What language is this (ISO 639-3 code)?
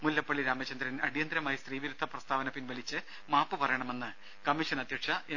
mal